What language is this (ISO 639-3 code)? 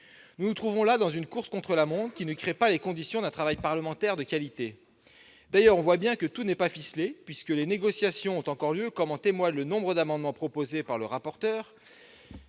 fra